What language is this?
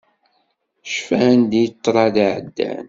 Kabyle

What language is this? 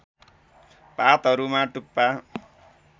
Nepali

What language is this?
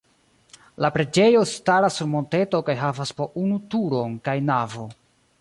Esperanto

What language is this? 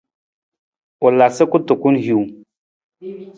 Nawdm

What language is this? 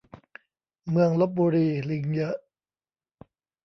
Thai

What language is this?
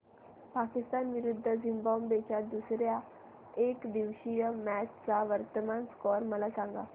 Marathi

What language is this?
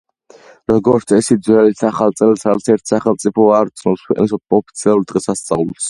Georgian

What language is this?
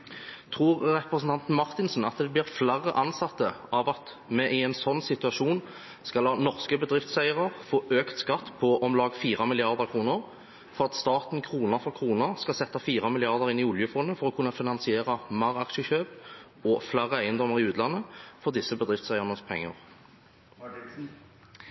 Norwegian Bokmål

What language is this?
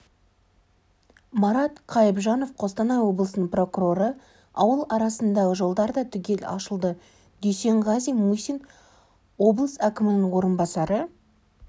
Kazakh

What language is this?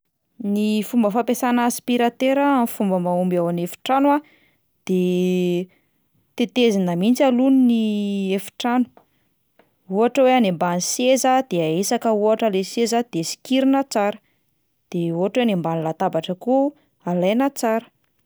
Malagasy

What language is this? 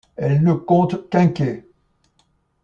French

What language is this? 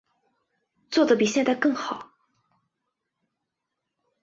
Chinese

